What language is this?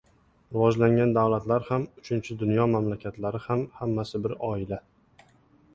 Uzbek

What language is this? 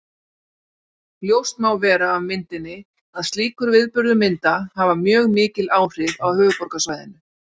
Icelandic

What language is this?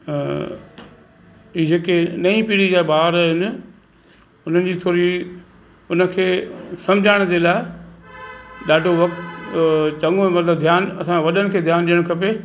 Sindhi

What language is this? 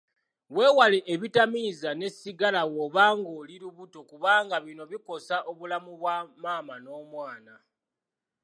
Ganda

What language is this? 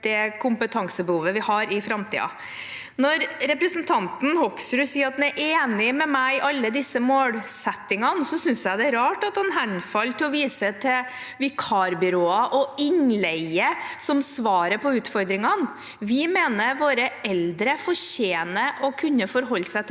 Norwegian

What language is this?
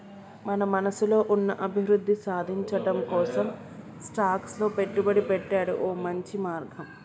Telugu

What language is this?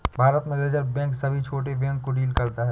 Hindi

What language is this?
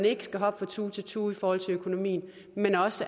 Danish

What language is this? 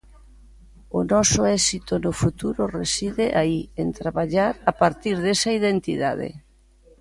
Galician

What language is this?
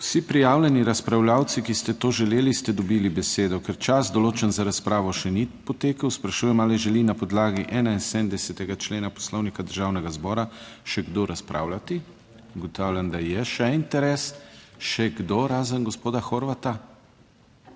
Slovenian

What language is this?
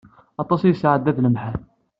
Kabyle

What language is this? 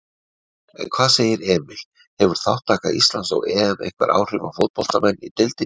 Icelandic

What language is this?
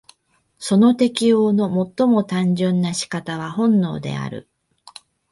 Japanese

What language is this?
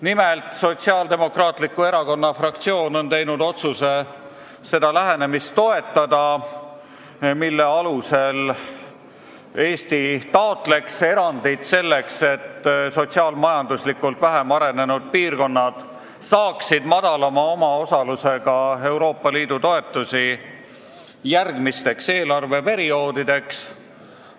Estonian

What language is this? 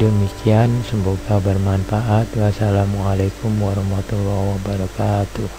Indonesian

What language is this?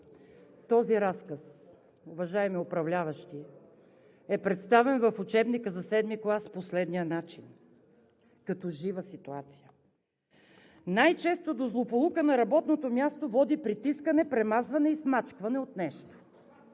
Bulgarian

